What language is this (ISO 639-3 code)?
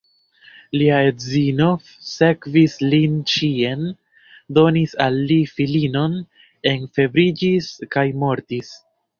epo